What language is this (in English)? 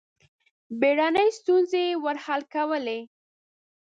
Pashto